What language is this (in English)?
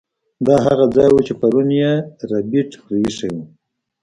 Pashto